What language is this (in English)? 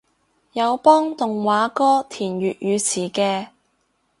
Cantonese